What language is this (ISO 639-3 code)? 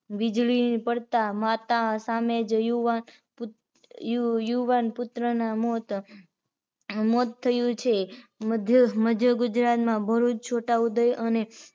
guj